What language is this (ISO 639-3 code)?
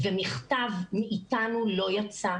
heb